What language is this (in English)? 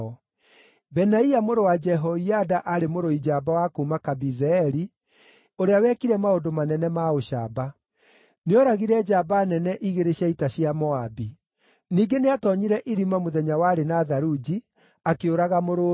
Kikuyu